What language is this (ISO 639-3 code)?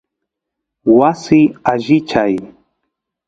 qus